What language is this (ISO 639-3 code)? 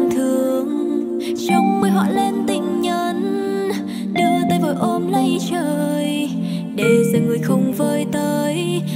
vie